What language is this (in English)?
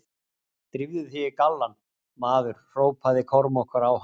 Icelandic